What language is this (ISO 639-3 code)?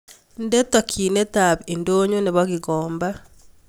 kln